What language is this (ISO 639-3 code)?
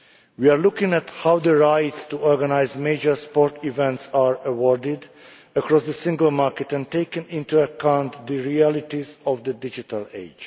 eng